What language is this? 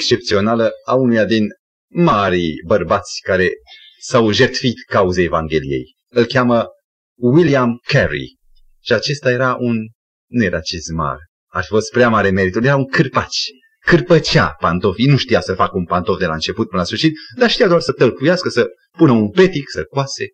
Romanian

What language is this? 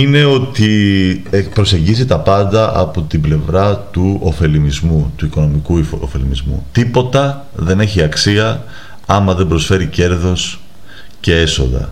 Greek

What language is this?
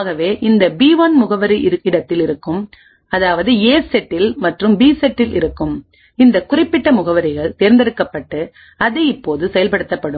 Tamil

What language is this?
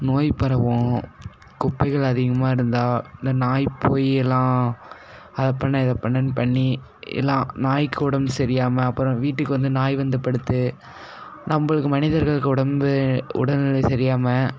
Tamil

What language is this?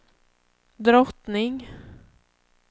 Swedish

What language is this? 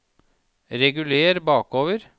Norwegian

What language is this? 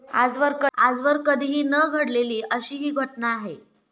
Marathi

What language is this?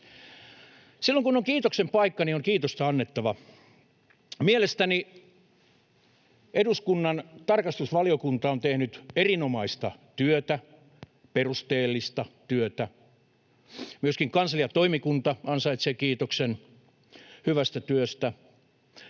Finnish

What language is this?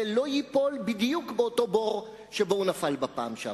Hebrew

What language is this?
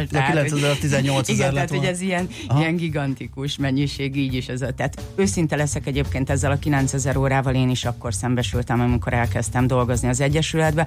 Hungarian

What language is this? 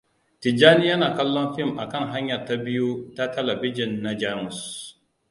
Hausa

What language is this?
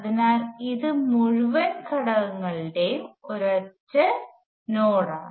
Malayalam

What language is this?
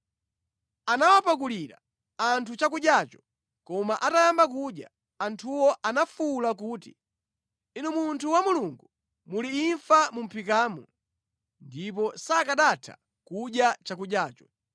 Nyanja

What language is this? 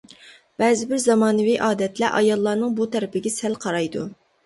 Uyghur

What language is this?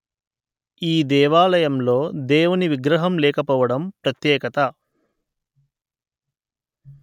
Telugu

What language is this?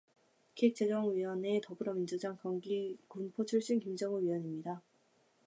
Korean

